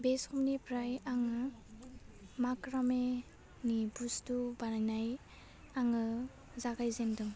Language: Bodo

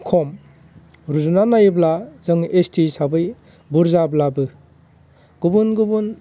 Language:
Bodo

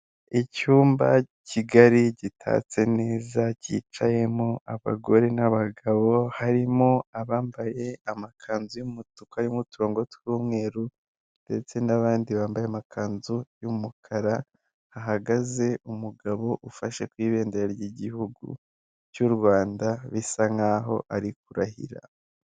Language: Kinyarwanda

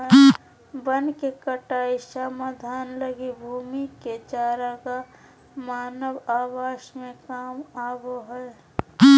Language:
Magahi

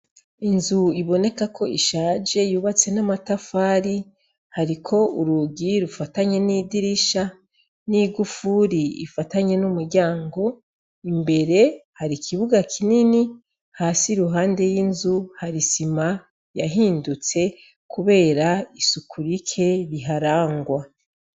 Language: Rundi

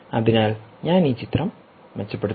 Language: Malayalam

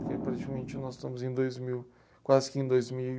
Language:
Portuguese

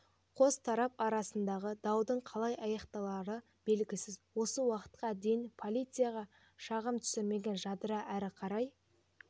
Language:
Kazakh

